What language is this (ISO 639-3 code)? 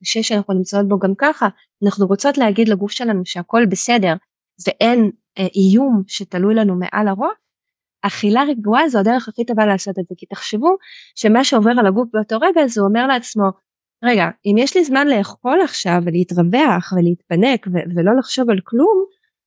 heb